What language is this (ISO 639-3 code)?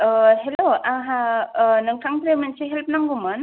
brx